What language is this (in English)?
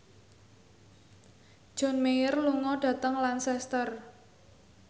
Javanese